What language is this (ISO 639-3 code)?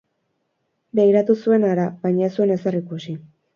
eus